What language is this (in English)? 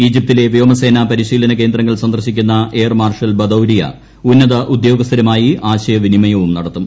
Malayalam